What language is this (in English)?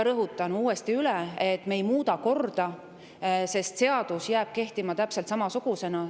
Estonian